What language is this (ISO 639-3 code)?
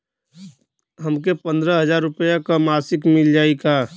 bho